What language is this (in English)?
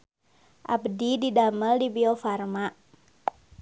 Sundanese